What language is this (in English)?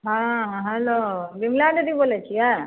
Maithili